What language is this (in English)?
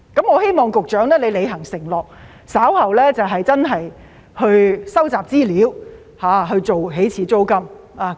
Cantonese